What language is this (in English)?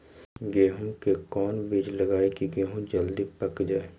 Magahi